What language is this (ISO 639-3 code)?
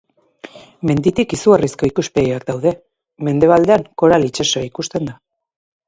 eus